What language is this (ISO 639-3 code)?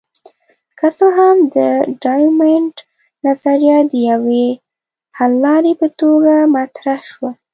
pus